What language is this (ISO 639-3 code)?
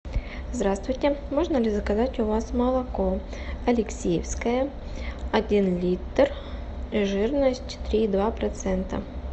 rus